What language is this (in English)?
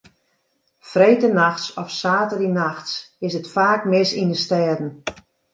Western Frisian